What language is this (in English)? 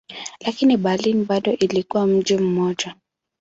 Swahili